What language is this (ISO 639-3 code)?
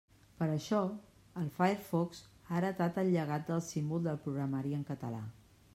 cat